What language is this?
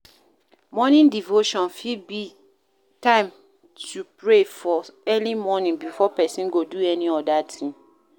Nigerian Pidgin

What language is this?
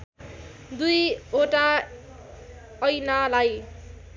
Nepali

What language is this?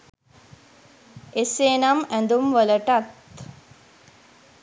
Sinhala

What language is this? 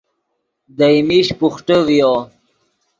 Yidgha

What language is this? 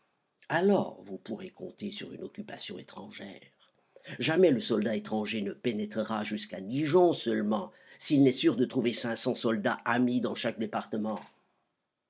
French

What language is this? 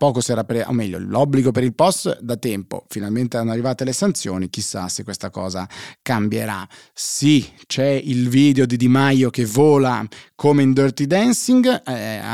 Italian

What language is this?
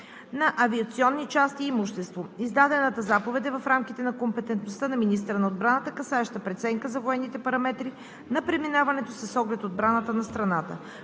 Bulgarian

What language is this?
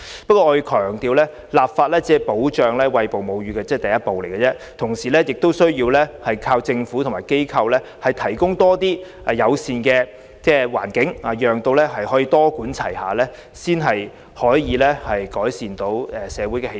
Cantonese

